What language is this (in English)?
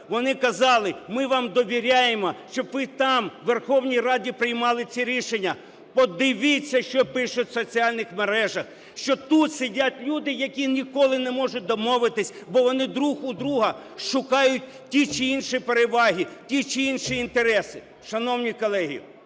Ukrainian